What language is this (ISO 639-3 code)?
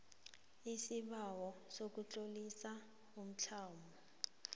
nbl